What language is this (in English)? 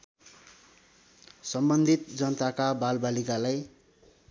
Nepali